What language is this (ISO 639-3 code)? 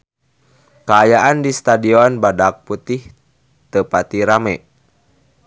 sun